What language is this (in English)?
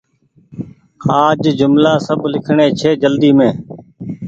Goaria